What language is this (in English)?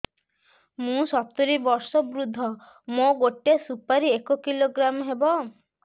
Odia